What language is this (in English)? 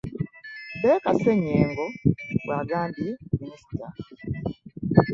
Ganda